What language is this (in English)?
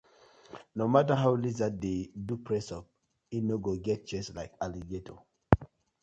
Nigerian Pidgin